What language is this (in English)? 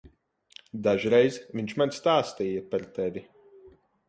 Latvian